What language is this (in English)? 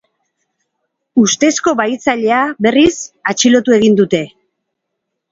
Basque